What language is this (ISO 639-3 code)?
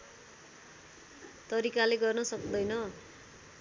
nep